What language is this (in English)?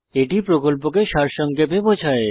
Bangla